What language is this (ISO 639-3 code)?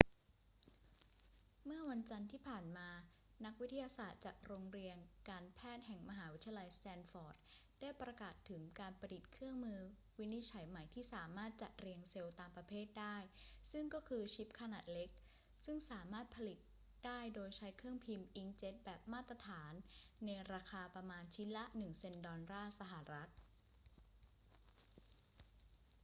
tha